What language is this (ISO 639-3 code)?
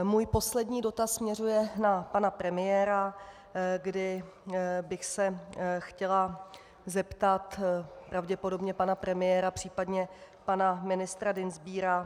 ces